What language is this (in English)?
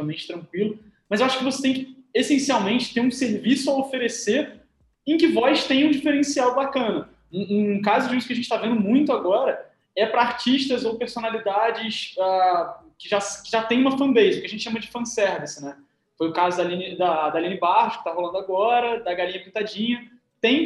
Portuguese